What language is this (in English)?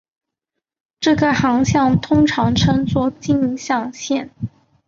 Chinese